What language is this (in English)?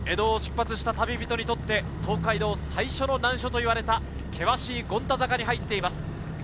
Japanese